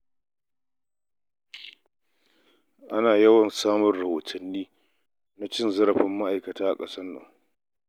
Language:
Hausa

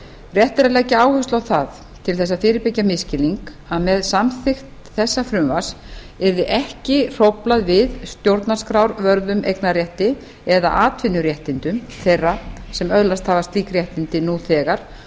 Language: Icelandic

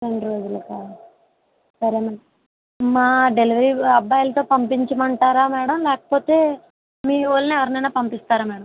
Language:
Telugu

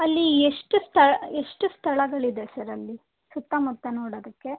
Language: Kannada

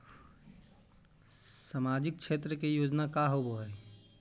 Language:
Magahi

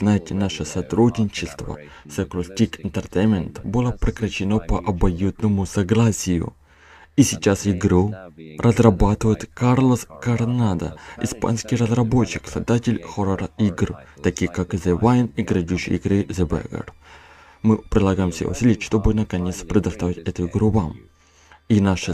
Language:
Russian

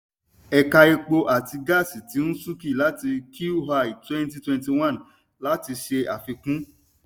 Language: Yoruba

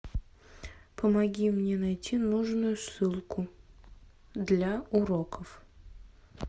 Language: Russian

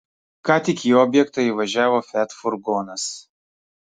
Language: Lithuanian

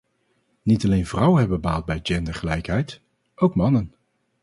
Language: Dutch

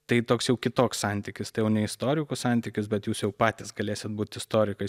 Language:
Lithuanian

